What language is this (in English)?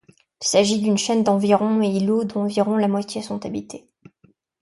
French